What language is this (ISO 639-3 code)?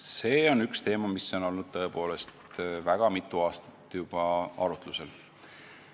est